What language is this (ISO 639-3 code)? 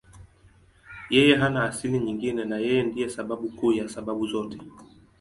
swa